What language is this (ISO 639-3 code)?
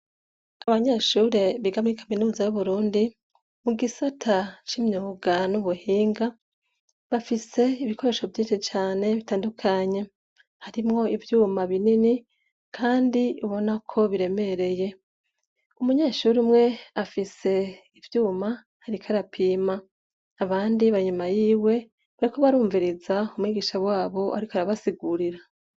run